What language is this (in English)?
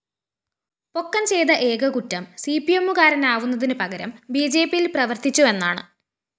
Malayalam